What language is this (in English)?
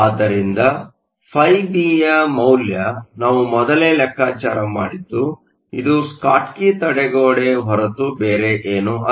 Kannada